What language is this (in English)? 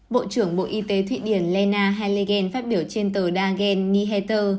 Vietnamese